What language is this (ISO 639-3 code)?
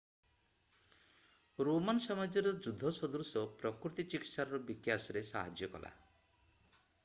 ori